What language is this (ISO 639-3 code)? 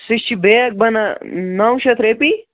kas